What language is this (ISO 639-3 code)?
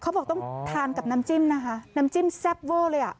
tha